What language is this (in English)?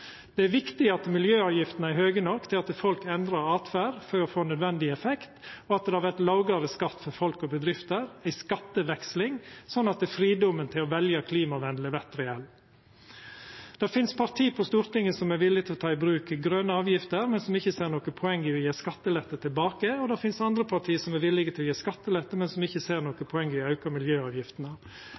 Norwegian Nynorsk